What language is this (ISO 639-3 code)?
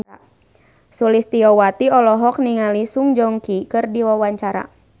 sun